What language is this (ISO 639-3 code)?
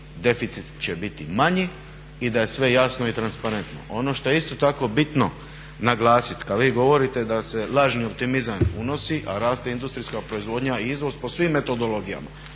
hrv